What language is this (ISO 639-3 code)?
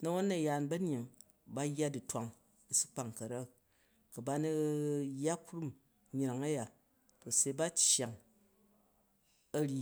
kaj